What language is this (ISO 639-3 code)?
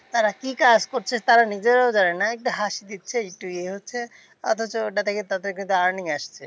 ben